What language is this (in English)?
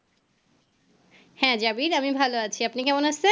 Bangla